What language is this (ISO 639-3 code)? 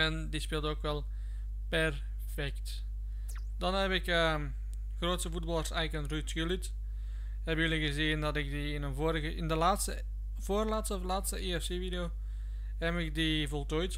nld